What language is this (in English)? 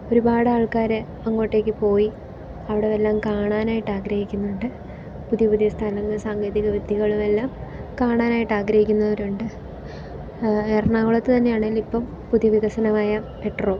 Malayalam